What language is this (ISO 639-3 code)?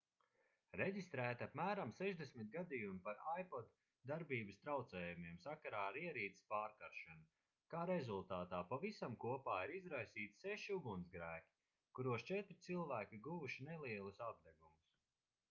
lav